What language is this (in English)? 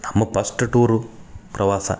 Kannada